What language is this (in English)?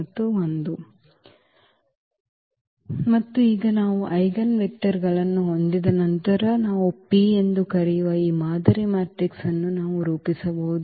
Kannada